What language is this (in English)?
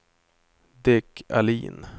Swedish